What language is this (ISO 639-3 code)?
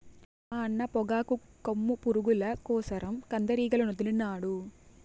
tel